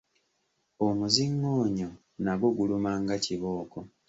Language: Ganda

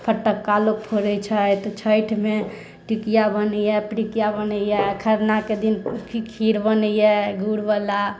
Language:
Maithili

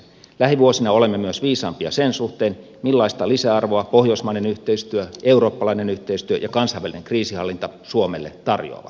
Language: Finnish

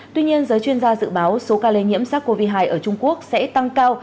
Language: Vietnamese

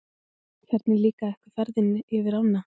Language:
Icelandic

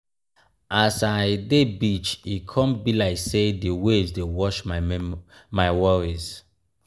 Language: Nigerian Pidgin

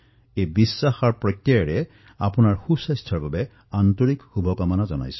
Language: Assamese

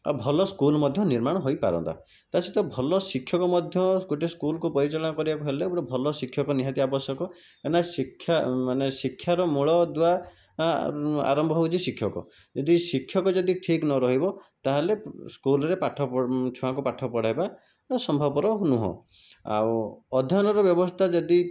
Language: Odia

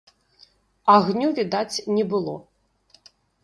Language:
Belarusian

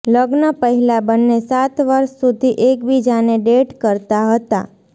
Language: Gujarati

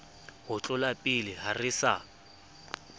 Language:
Southern Sotho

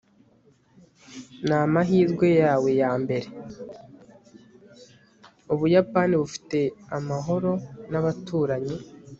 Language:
Kinyarwanda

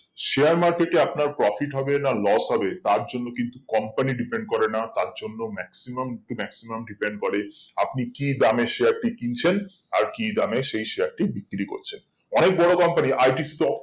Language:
Bangla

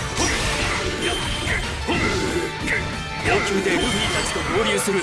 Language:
Japanese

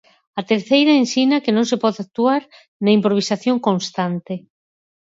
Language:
Galician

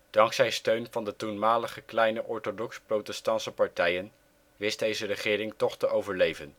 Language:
Dutch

